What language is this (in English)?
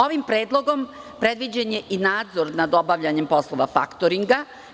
Serbian